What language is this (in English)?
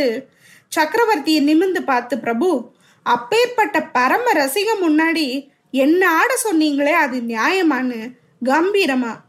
Tamil